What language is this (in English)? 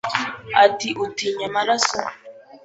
Kinyarwanda